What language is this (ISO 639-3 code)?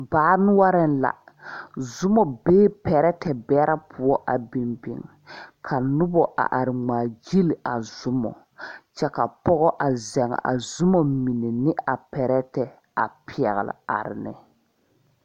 dga